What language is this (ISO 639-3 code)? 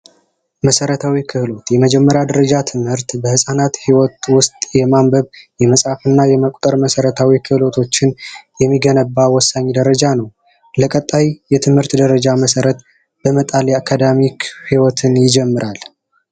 amh